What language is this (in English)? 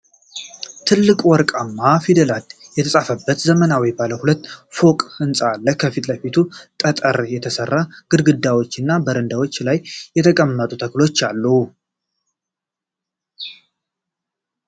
Amharic